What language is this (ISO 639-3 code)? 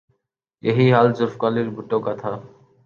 urd